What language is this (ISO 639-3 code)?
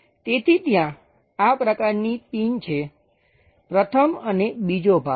guj